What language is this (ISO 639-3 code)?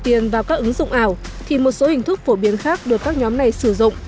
vie